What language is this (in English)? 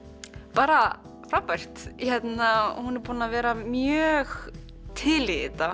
Icelandic